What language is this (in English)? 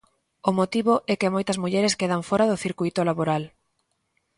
Galician